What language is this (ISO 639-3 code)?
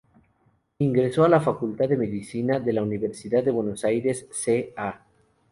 spa